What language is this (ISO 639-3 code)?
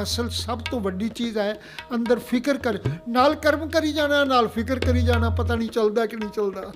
pan